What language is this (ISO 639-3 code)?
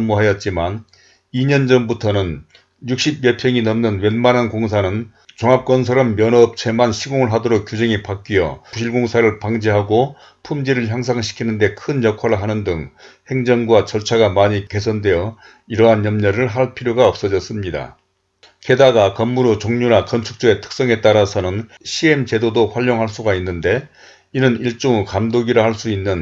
kor